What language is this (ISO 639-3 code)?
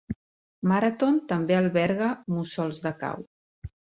cat